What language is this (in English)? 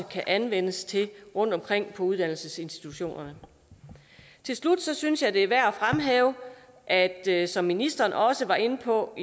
Danish